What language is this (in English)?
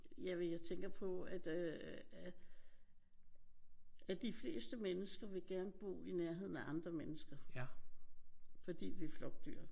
Danish